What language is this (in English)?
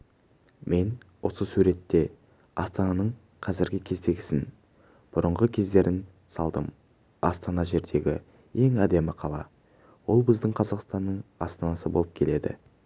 Kazakh